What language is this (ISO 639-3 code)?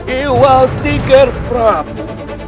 ind